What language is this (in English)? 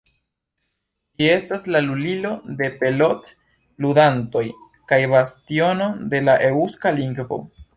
Esperanto